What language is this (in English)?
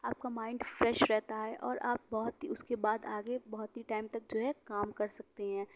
Urdu